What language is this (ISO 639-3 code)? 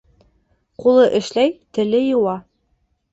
bak